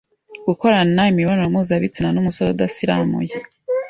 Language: Kinyarwanda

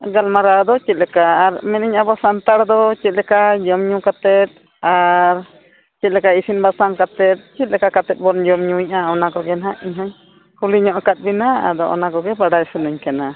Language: Santali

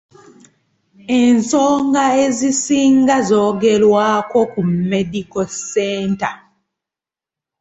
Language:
Ganda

